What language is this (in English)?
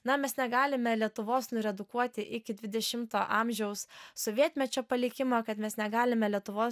Lithuanian